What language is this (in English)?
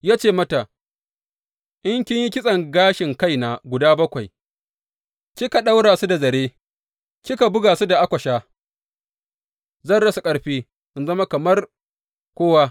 Hausa